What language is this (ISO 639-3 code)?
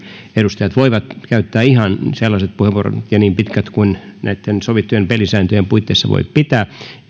fin